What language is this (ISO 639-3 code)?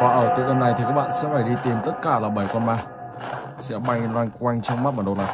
vie